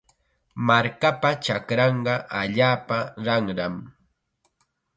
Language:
Chiquián Ancash Quechua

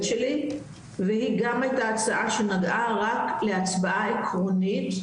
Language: Hebrew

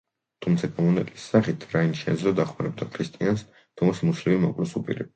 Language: Georgian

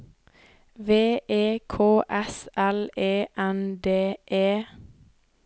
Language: Norwegian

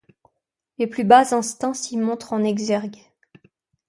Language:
French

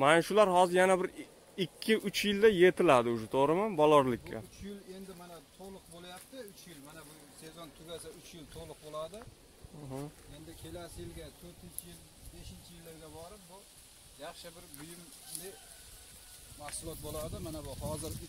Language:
Turkish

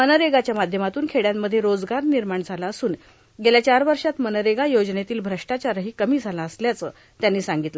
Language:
Marathi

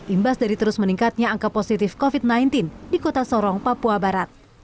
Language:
Indonesian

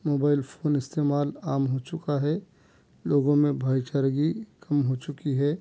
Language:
Urdu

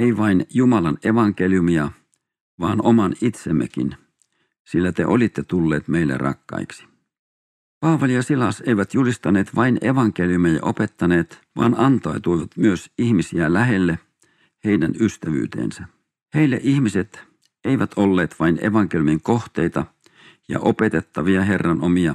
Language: Finnish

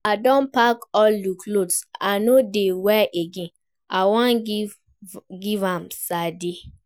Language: Nigerian Pidgin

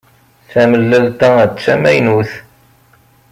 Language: Kabyle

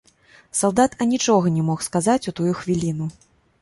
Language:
Belarusian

